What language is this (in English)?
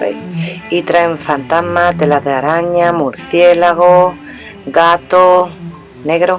Spanish